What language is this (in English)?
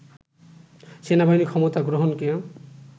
Bangla